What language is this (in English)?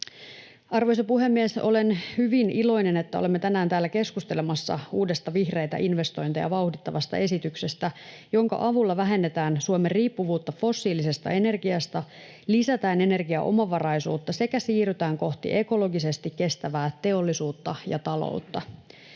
Finnish